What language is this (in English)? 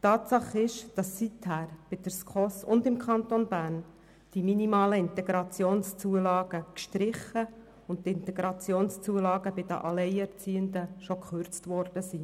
Swiss German